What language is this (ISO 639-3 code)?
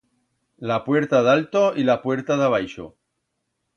arg